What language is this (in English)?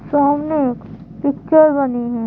Hindi